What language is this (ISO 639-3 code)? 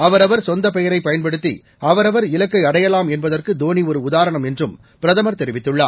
tam